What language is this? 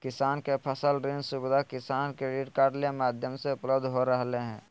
Magahi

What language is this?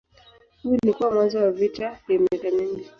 Swahili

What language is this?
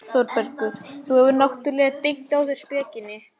Icelandic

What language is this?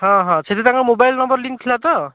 Odia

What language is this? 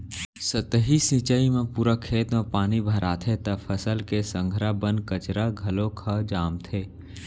Chhattisgarhi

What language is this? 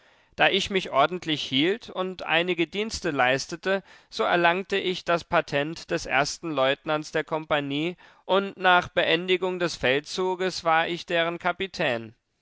German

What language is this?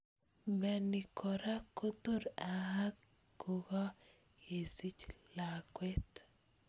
Kalenjin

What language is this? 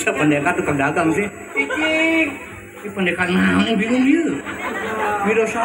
Indonesian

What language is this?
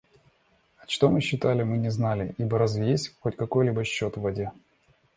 Russian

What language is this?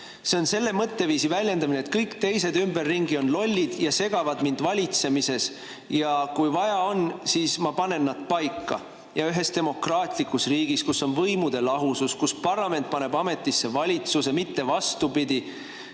Estonian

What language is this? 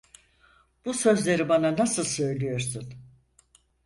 Turkish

